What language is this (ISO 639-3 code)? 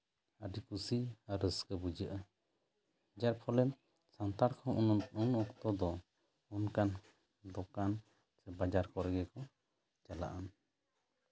sat